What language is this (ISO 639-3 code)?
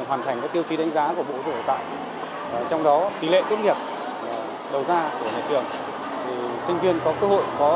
vie